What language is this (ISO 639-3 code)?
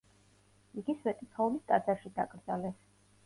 kat